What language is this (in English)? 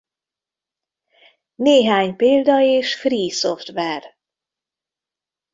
Hungarian